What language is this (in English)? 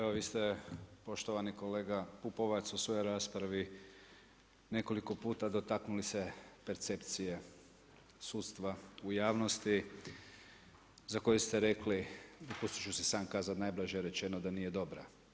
Croatian